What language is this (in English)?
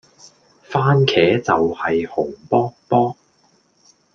Cantonese